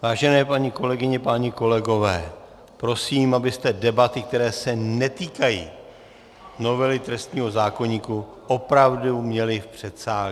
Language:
Czech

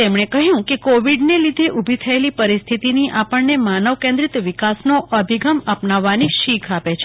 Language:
Gujarati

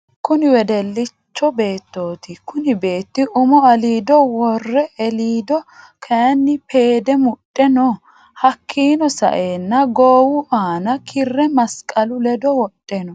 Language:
Sidamo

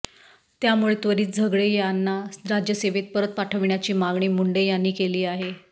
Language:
Marathi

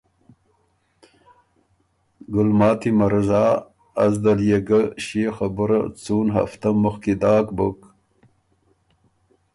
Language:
Ormuri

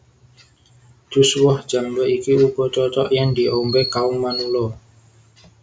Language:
Javanese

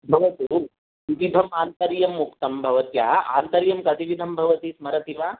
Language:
Sanskrit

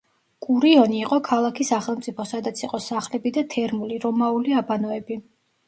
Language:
Georgian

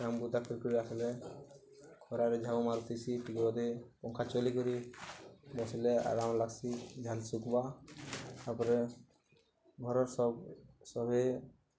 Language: Odia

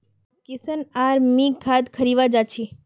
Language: Magahi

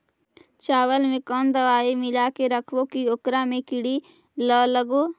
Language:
Magahi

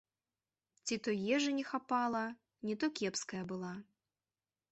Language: Belarusian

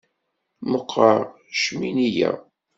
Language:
Kabyle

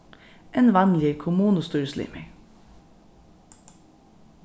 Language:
Faroese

